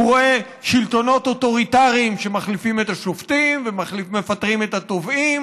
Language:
Hebrew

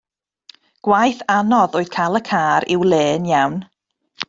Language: Welsh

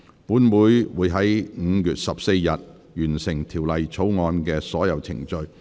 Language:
Cantonese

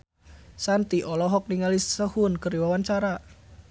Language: Sundanese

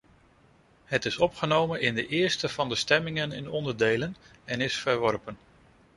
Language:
Dutch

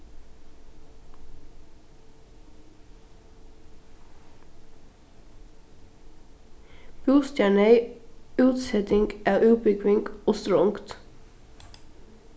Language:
Faroese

